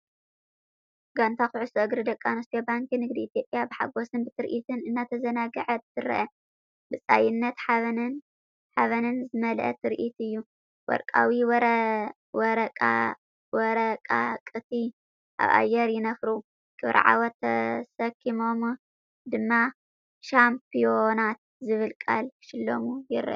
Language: Tigrinya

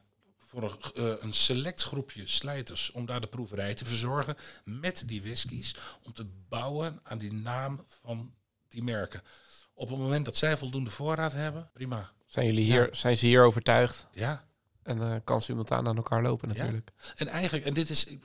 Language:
Dutch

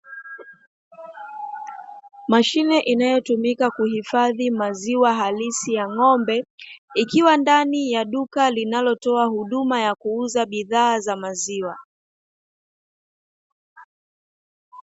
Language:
Swahili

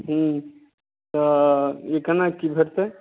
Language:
Maithili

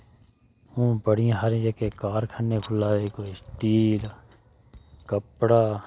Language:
Dogri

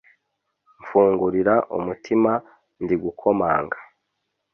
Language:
Kinyarwanda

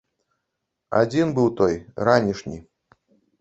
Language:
Belarusian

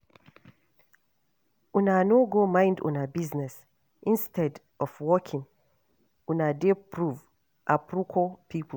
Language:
Nigerian Pidgin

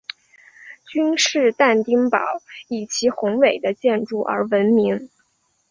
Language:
Chinese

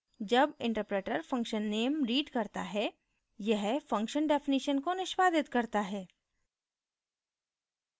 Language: Hindi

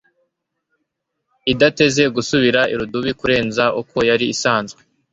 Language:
Kinyarwanda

